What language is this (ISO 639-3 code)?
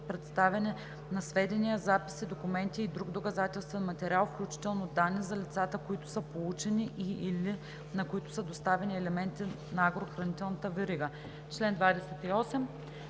bul